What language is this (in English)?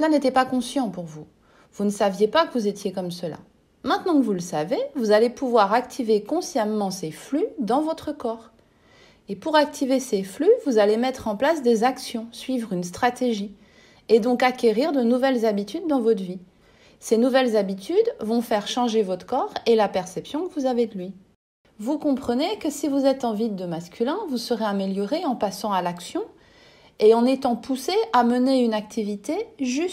French